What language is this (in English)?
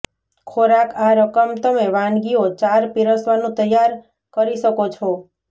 Gujarati